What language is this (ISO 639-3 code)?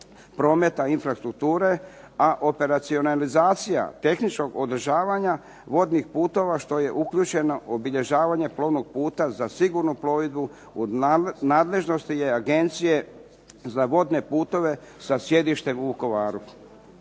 hrv